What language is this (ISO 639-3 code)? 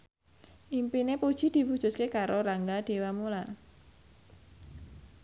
jav